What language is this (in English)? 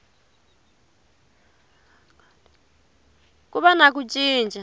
Tsonga